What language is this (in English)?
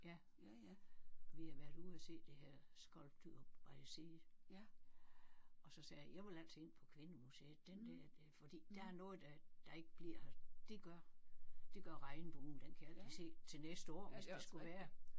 Danish